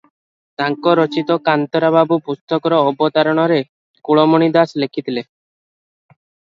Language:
Odia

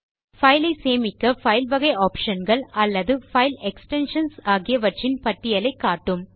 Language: Tamil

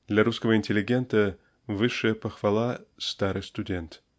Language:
Russian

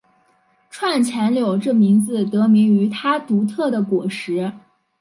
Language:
Chinese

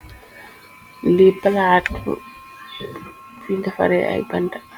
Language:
Wolof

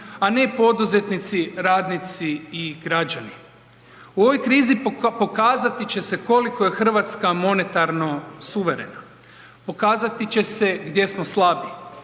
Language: Croatian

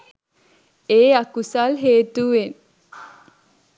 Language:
Sinhala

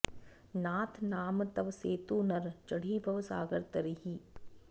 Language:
Sanskrit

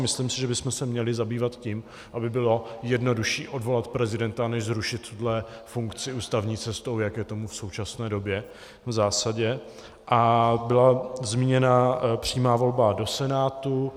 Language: Czech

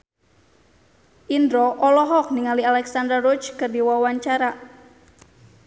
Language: Sundanese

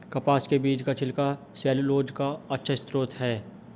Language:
Hindi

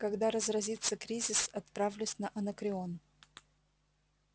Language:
Russian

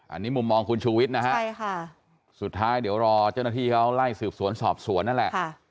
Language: Thai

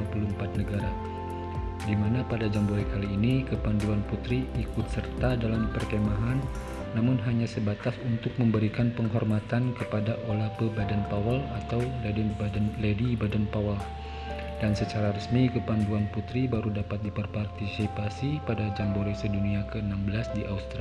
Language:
Indonesian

